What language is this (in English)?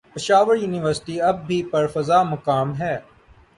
Urdu